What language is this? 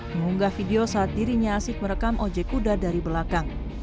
Indonesian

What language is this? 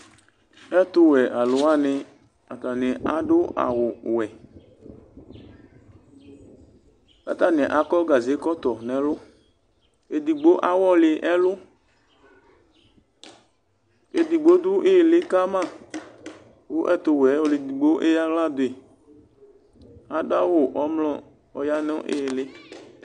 Ikposo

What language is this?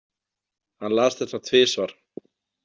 Icelandic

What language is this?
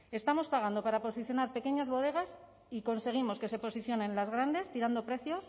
Spanish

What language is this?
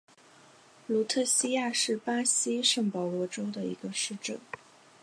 Chinese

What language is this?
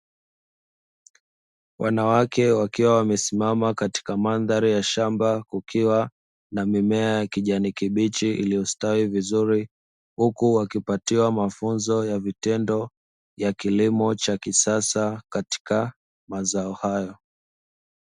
Swahili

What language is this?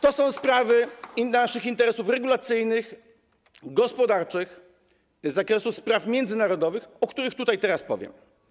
Polish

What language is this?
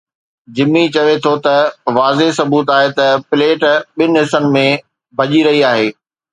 Sindhi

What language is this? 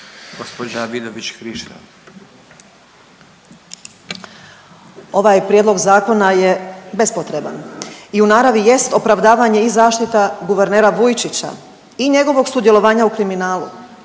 Croatian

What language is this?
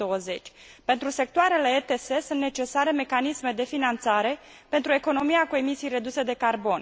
Romanian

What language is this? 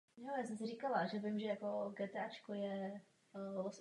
Czech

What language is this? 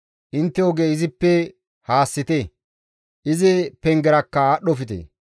Gamo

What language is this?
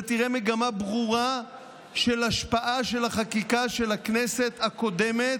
Hebrew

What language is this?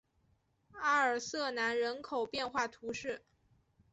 Chinese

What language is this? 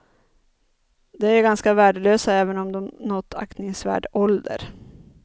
Swedish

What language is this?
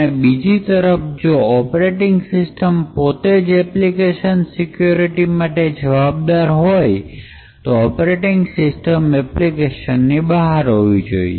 Gujarati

